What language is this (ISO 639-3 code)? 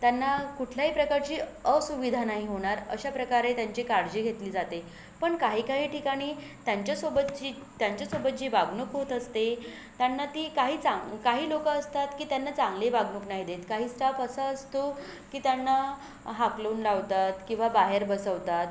mar